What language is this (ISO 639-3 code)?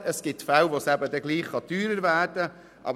gsw